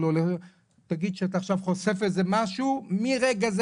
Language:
Hebrew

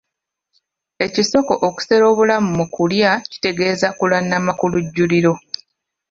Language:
Ganda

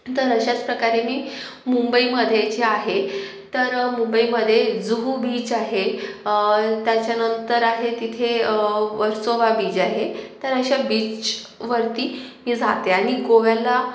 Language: Marathi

